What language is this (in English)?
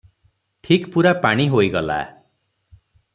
Odia